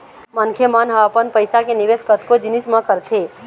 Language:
Chhattisgarhi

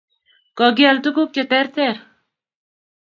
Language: Kalenjin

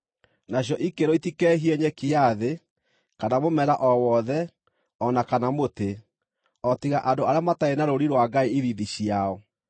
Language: Kikuyu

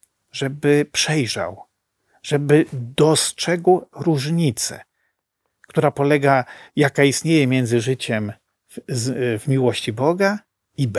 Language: Polish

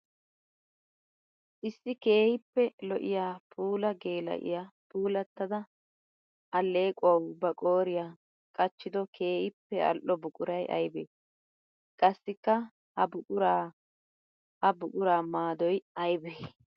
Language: Wolaytta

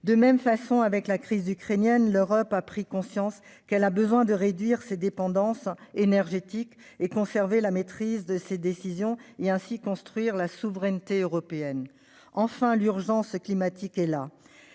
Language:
French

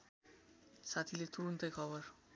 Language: Nepali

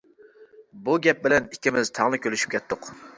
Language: Uyghur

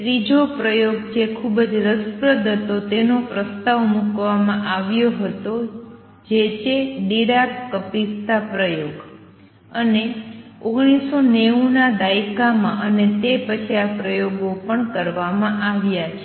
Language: Gujarati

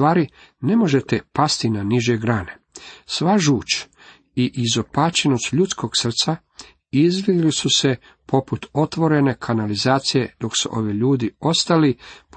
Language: Croatian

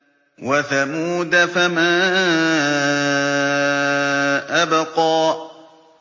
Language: Arabic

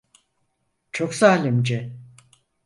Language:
Turkish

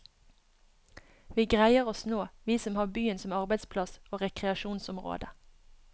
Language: Norwegian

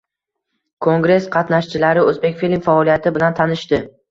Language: Uzbek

